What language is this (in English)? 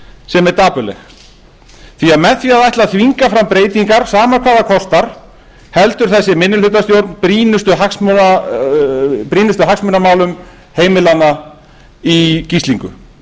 Icelandic